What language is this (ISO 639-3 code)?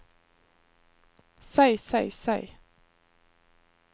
nor